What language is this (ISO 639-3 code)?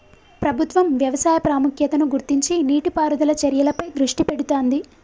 tel